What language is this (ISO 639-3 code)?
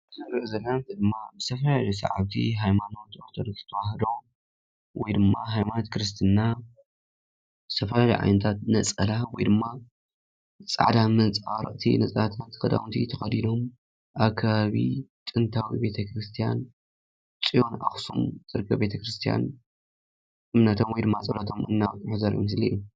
tir